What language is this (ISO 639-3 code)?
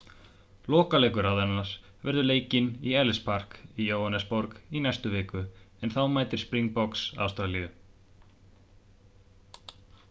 isl